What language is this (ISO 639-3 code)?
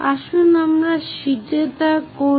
ben